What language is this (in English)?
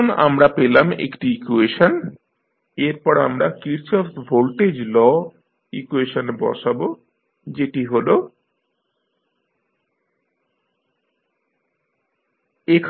Bangla